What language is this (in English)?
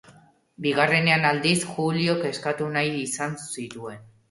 Basque